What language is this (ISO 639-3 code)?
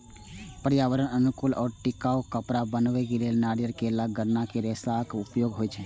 mai